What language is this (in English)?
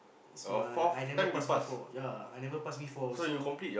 English